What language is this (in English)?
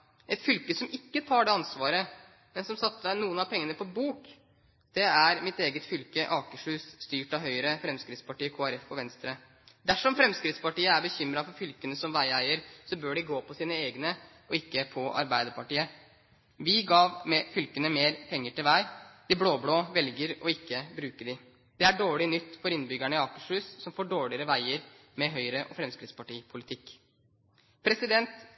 Norwegian Bokmål